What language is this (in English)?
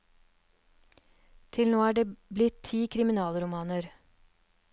Norwegian